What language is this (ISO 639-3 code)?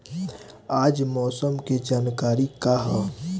bho